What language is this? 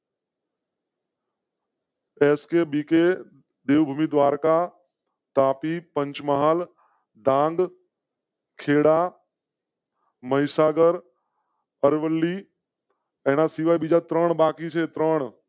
Gujarati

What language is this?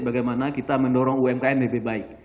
Indonesian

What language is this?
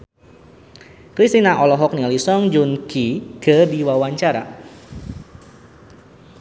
Sundanese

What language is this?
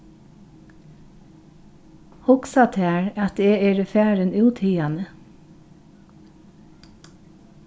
Faroese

